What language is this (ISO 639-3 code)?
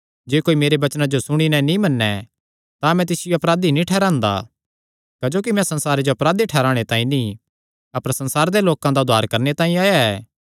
xnr